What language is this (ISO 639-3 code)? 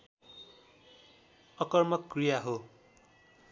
nep